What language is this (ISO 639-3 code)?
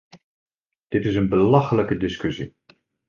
nld